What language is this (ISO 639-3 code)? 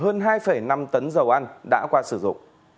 vie